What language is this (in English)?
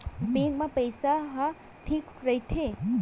Chhattisgarhi